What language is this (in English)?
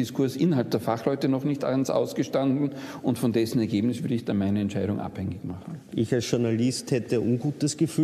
German